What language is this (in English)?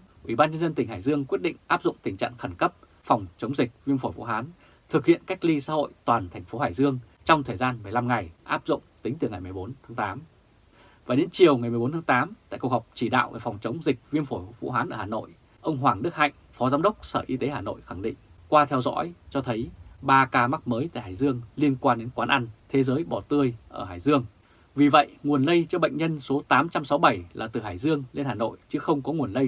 Vietnamese